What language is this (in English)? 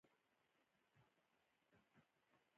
Pashto